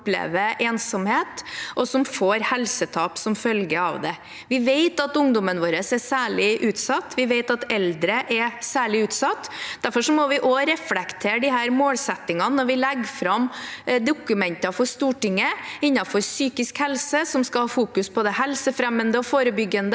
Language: Norwegian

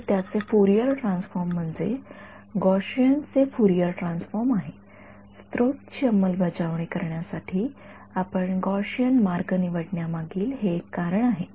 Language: Marathi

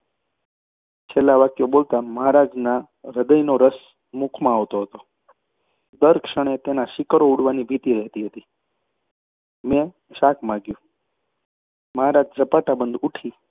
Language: Gujarati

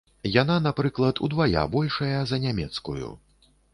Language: Belarusian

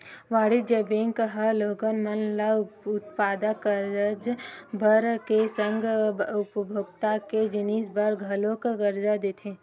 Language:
Chhattisgarhi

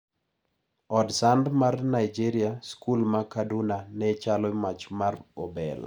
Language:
Luo (Kenya and Tanzania)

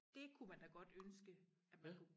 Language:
Danish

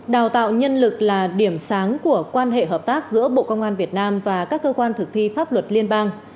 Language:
Vietnamese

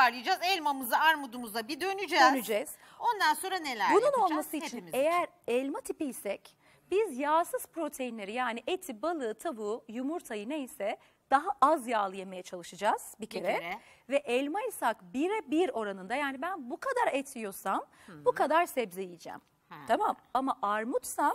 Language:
Turkish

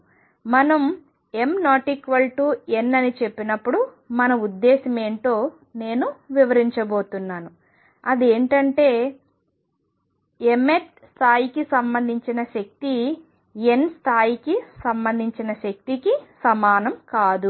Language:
Telugu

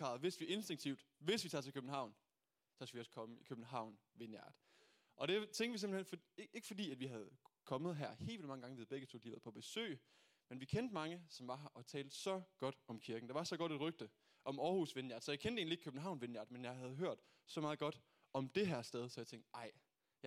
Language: Danish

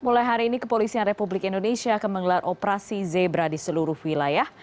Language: Indonesian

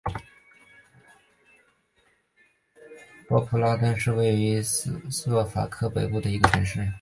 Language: Chinese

